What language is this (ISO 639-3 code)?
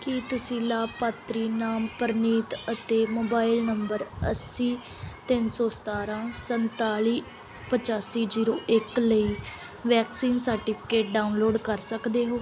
pan